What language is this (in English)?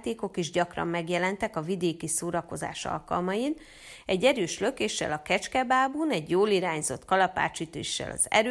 Hungarian